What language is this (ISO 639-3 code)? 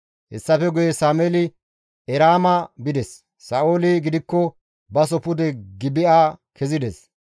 gmv